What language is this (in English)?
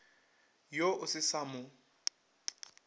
Northern Sotho